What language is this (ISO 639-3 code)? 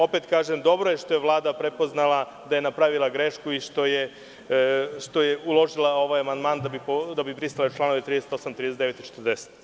srp